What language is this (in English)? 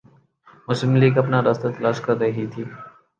Urdu